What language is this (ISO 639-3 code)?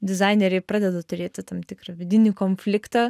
lit